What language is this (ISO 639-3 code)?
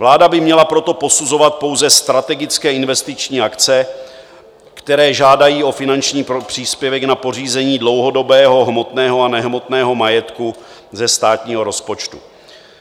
ces